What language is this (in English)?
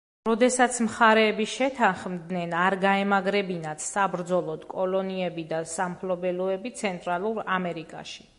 Georgian